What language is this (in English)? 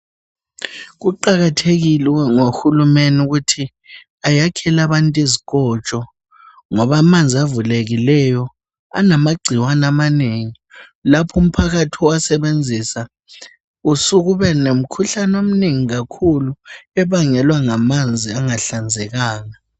North Ndebele